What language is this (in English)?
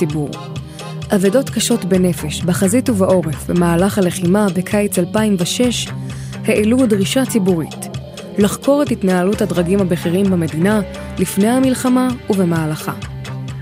Hebrew